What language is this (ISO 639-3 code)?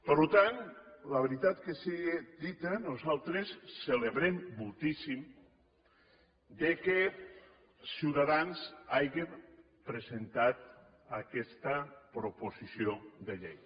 cat